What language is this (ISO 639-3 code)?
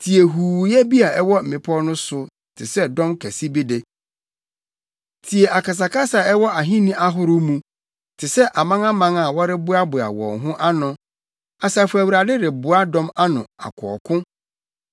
aka